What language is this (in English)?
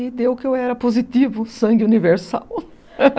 Portuguese